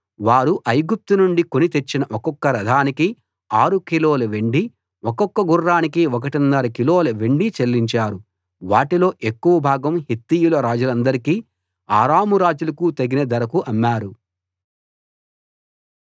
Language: Telugu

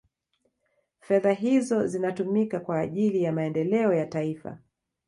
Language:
Swahili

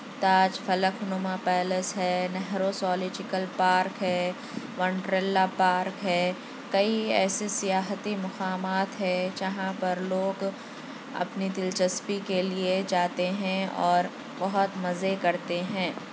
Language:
Urdu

